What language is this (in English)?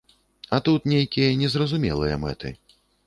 Belarusian